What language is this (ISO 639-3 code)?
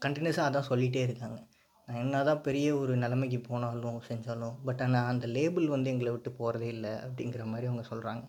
tam